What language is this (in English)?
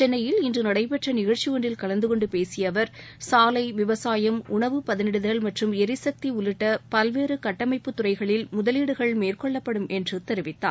Tamil